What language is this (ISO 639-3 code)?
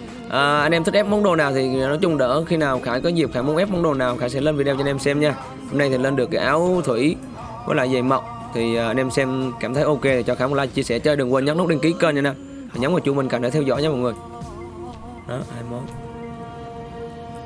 vie